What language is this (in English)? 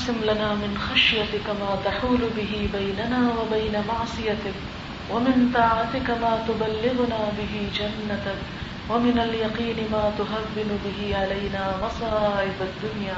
Urdu